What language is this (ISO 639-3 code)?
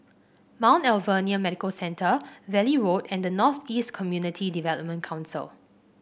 eng